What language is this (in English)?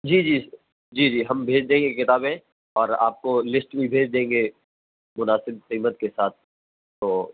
Urdu